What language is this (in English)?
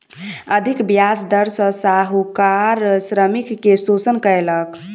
Maithili